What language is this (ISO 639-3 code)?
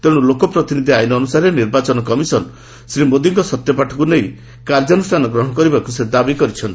ori